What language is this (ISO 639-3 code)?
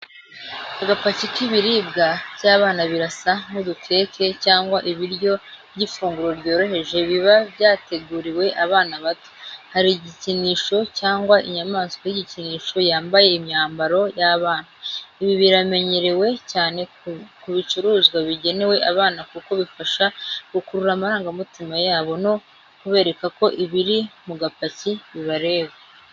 kin